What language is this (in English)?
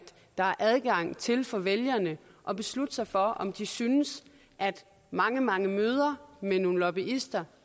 Danish